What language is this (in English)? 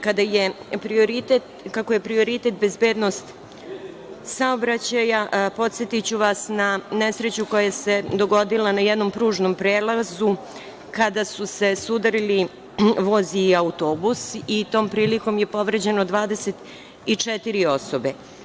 Serbian